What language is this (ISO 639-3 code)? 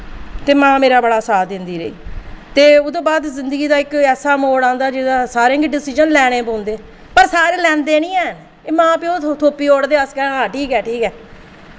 doi